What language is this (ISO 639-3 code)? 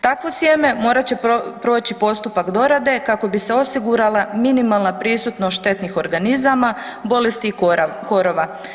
hrv